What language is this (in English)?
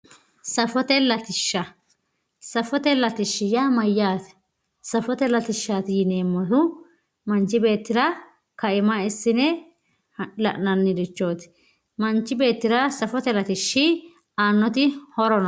Sidamo